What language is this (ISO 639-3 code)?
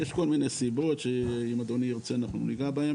heb